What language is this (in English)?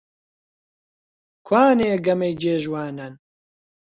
Central Kurdish